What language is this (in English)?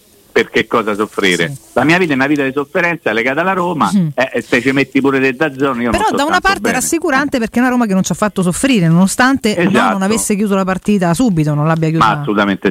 Italian